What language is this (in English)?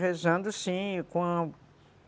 Portuguese